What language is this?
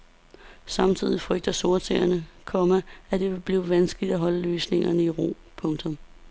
Danish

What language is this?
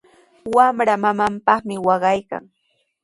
Sihuas Ancash Quechua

